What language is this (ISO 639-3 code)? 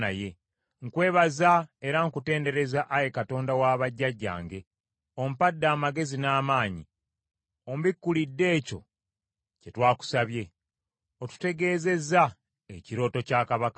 lug